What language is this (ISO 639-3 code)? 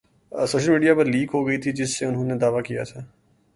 urd